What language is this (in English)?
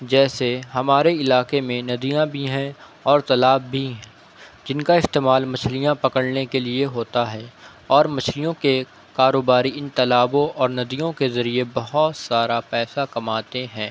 Urdu